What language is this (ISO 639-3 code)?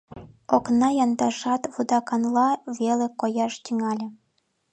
chm